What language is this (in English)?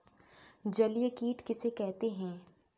Hindi